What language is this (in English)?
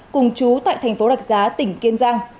Vietnamese